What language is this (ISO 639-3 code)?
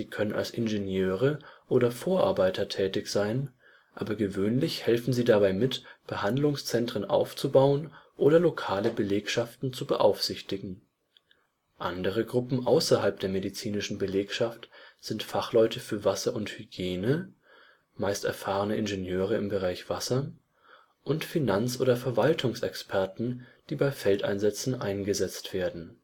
deu